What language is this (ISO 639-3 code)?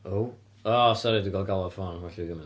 cym